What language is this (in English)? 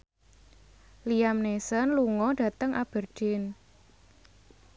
Javanese